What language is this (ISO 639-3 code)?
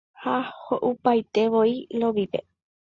grn